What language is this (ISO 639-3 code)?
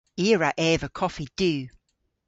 cor